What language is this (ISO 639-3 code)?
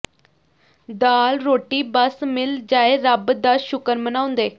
pan